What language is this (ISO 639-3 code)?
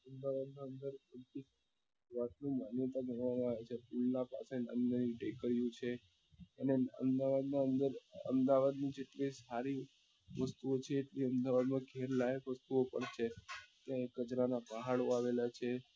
guj